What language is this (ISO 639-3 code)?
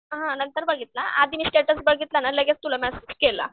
mar